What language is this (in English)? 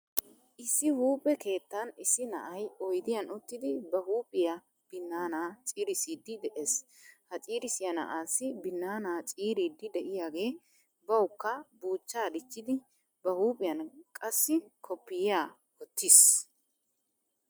Wolaytta